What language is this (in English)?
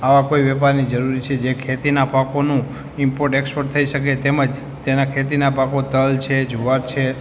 Gujarati